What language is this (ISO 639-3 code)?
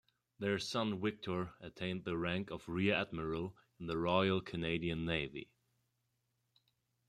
eng